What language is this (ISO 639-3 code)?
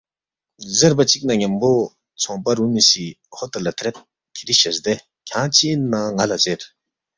bft